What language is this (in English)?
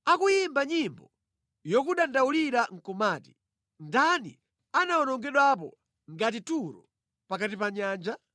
Nyanja